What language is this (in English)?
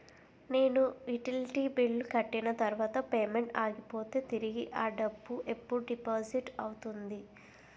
Telugu